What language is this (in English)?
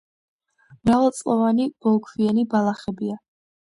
Georgian